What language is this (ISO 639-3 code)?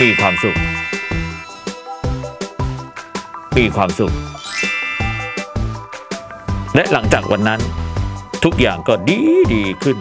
tha